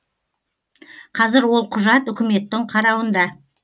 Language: Kazakh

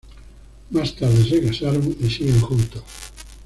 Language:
Spanish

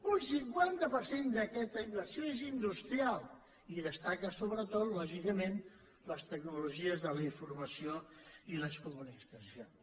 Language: Catalan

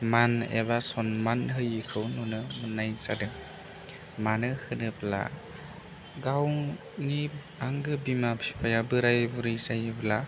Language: Bodo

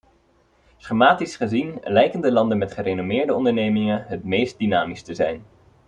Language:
Dutch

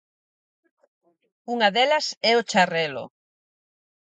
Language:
Galician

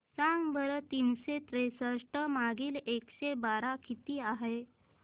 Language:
Marathi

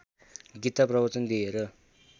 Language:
Nepali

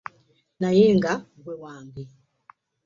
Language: Ganda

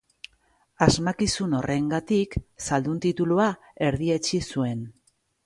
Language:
Basque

